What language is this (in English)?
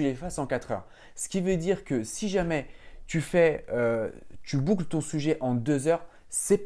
French